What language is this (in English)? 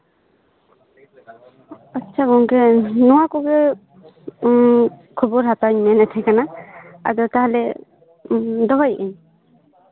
Santali